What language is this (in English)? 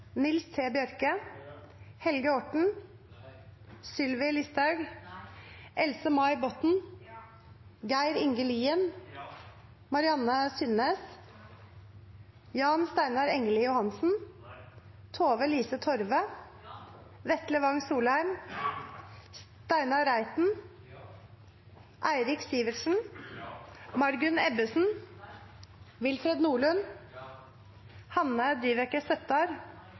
Norwegian Nynorsk